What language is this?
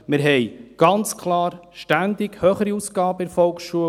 Swiss German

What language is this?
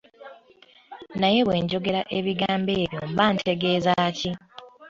Ganda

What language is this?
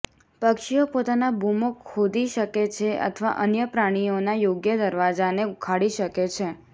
Gujarati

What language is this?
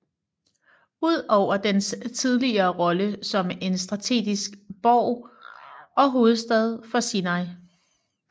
Danish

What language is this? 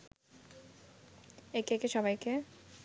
Bangla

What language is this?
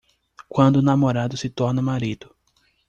Portuguese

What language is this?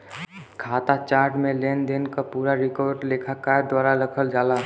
Bhojpuri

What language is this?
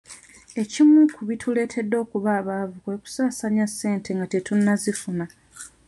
Ganda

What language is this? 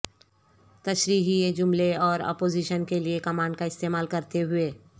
Urdu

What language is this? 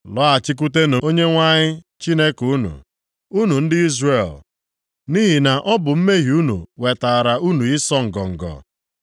Igbo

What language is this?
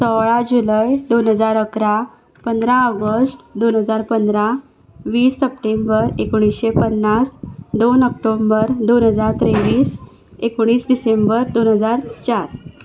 Konkani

